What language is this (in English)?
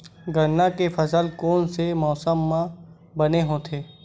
Chhattisgarhi